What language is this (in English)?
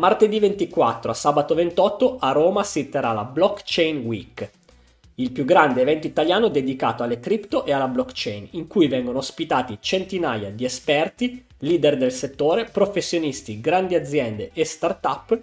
Italian